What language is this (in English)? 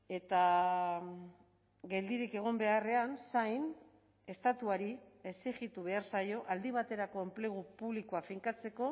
Basque